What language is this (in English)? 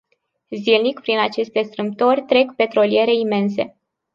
Romanian